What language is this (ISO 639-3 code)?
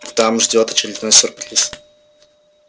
rus